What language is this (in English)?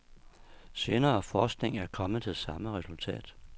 Danish